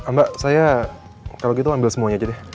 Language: Indonesian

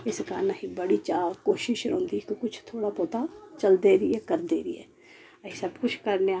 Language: Dogri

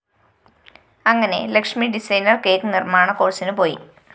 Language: Malayalam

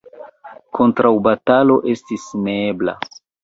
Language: Esperanto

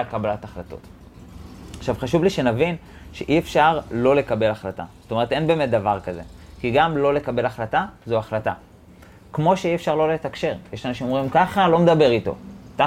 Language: Hebrew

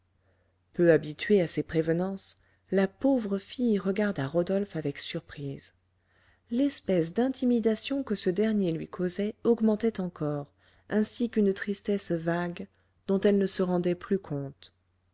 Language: French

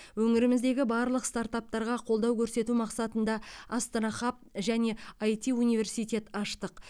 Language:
Kazakh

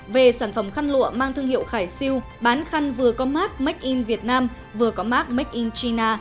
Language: Vietnamese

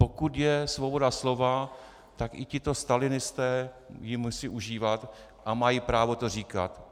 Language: Czech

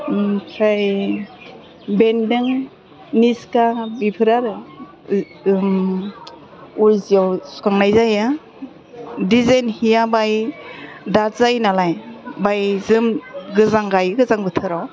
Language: Bodo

